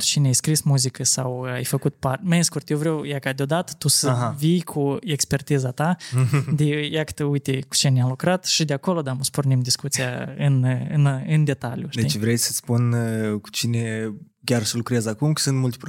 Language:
Romanian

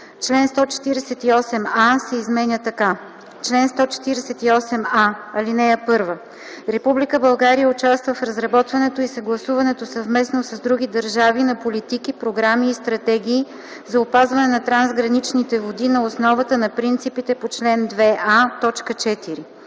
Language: Bulgarian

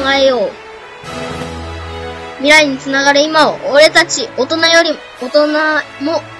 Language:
Japanese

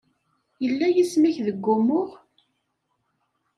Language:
Kabyle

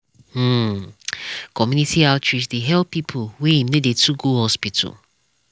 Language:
Nigerian Pidgin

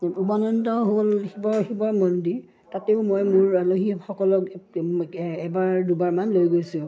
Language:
Assamese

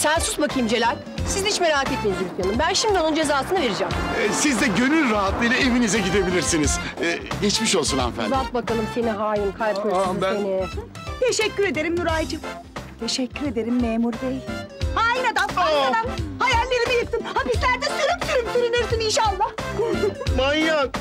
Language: Turkish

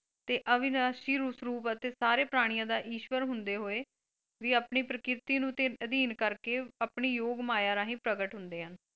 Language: Punjabi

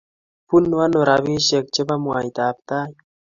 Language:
Kalenjin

